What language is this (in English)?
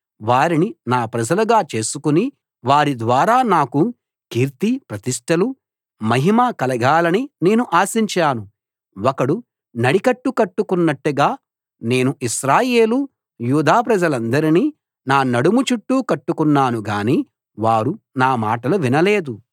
Telugu